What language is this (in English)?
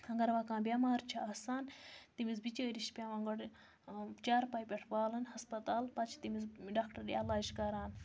Kashmiri